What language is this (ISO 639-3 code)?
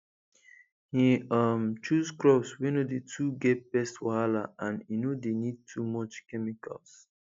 pcm